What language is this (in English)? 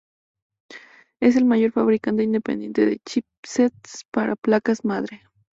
Spanish